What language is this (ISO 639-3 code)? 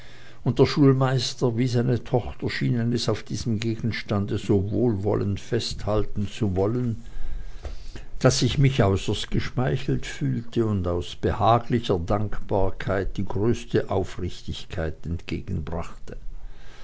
deu